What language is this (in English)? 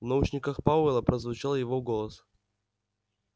Russian